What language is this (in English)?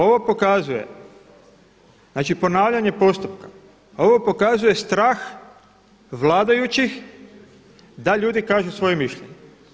Croatian